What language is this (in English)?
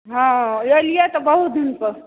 Maithili